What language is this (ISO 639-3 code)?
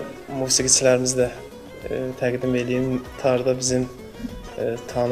tur